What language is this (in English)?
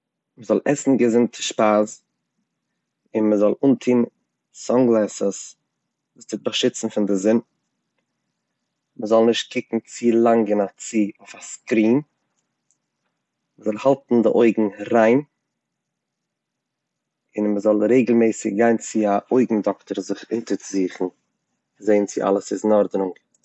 Yiddish